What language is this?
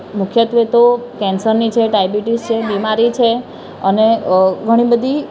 Gujarati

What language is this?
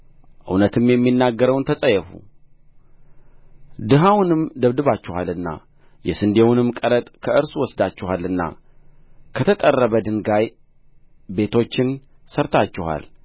Amharic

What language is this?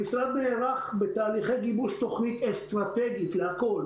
Hebrew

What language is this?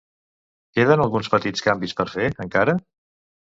Catalan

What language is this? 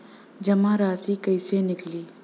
Bhojpuri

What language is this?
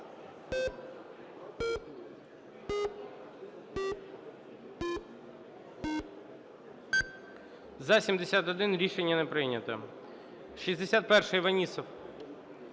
Ukrainian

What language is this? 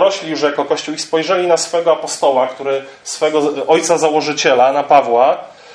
Polish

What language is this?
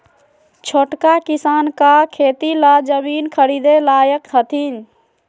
Magahi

